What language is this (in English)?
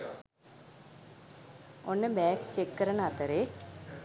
Sinhala